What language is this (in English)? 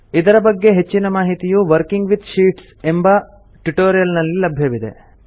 Kannada